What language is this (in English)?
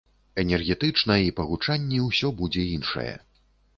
Belarusian